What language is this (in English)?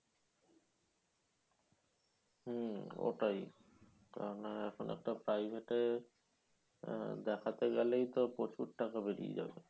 Bangla